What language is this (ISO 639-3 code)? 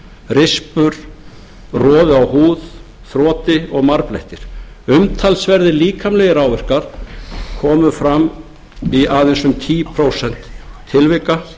isl